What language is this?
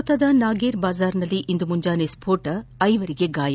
Kannada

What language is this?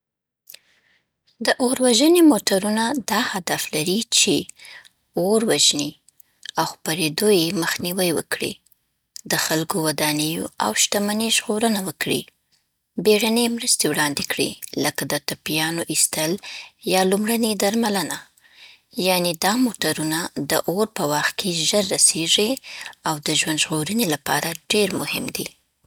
Southern Pashto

